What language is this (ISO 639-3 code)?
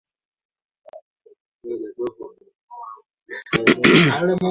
swa